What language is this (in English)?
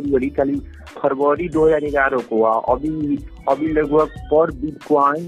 Hindi